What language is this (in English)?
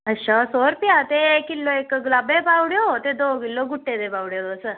Dogri